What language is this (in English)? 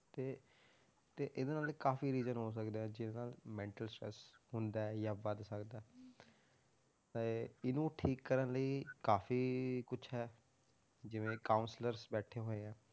Punjabi